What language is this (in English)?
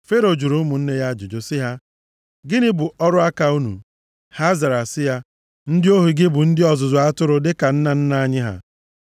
Igbo